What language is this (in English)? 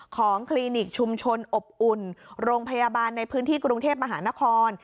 Thai